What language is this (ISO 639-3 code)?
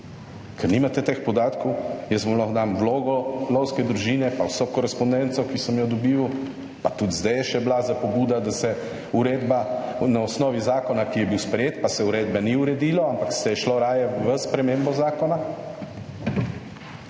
slv